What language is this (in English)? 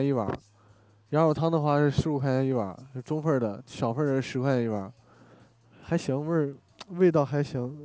Chinese